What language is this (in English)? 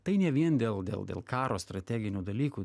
Lithuanian